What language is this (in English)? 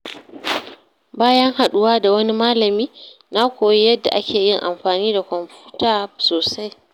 Hausa